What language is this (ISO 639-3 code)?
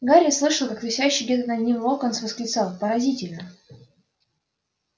rus